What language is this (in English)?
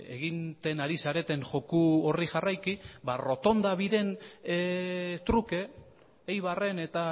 Basque